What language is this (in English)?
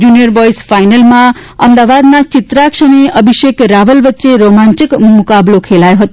Gujarati